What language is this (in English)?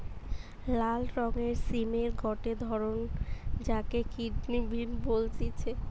Bangla